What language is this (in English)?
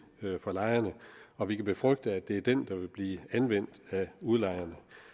Danish